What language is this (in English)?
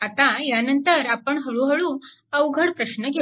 Marathi